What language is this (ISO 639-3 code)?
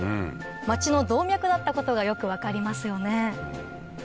jpn